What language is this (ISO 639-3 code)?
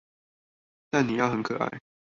zho